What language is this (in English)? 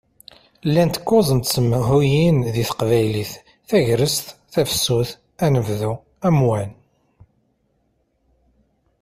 Kabyle